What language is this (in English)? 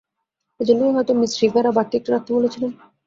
Bangla